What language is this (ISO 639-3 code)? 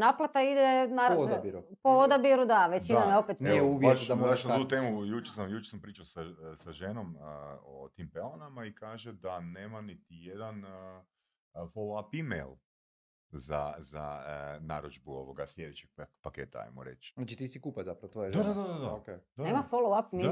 hrv